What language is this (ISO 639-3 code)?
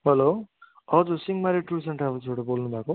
nep